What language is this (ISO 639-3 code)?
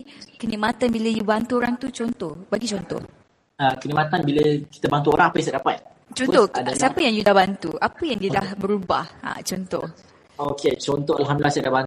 msa